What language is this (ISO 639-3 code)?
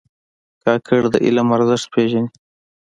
pus